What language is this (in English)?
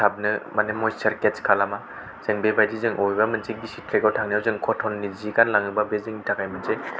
Bodo